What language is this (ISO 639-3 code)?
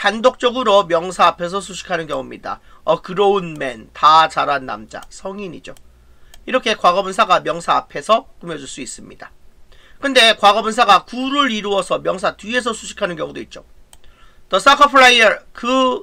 kor